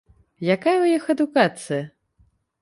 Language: Belarusian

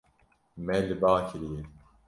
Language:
Kurdish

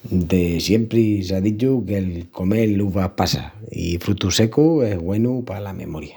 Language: Extremaduran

